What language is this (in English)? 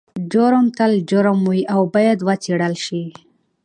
Pashto